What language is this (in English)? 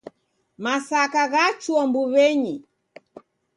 Taita